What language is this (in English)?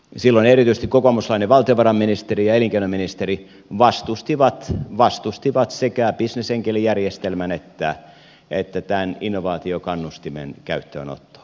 Finnish